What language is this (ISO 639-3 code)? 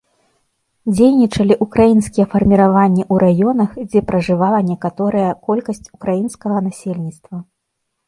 bel